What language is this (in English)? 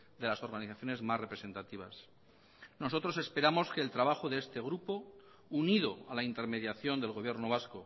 Spanish